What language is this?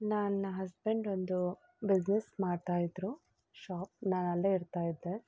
Kannada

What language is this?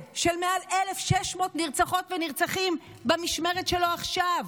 Hebrew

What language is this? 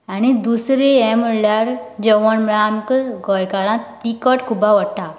Konkani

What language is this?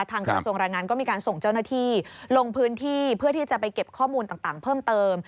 Thai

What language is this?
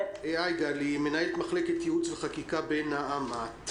Hebrew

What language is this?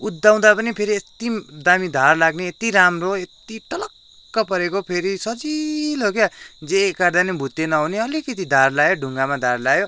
Nepali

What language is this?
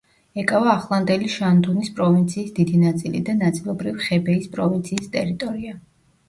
Georgian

